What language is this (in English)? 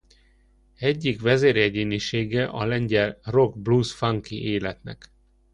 Hungarian